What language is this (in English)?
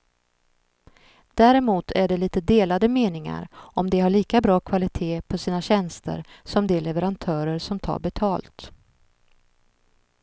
Swedish